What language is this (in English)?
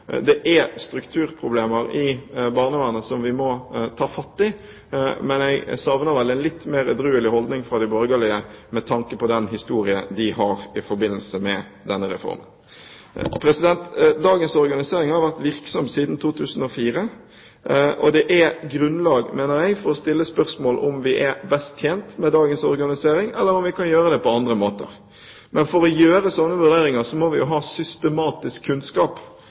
Norwegian Bokmål